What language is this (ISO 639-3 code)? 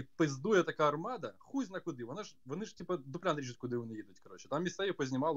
ukr